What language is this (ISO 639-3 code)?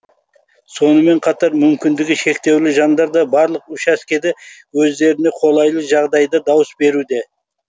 kaz